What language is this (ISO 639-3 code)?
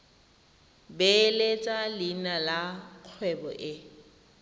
tsn